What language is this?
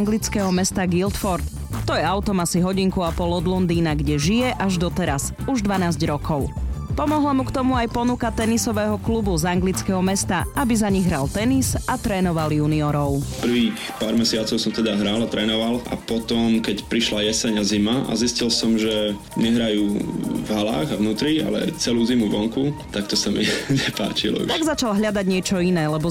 Slovak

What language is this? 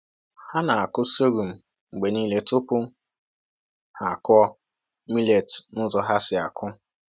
Igbo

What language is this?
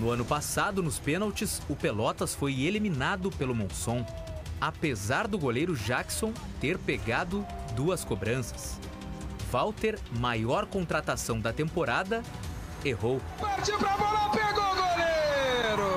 Portuguese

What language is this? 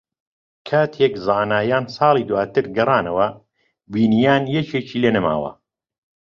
Central Kurdish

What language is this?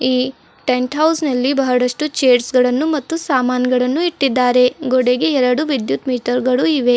Kannada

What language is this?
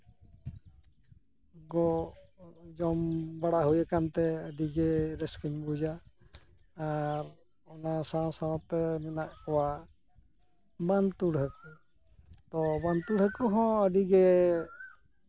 Santali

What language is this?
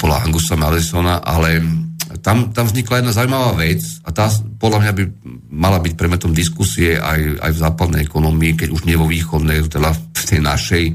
Slovak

